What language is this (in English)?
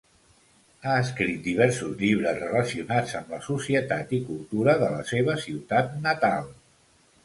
Catalan